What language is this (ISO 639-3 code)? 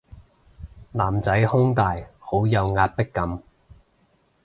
yue